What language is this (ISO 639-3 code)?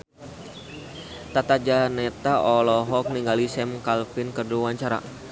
sun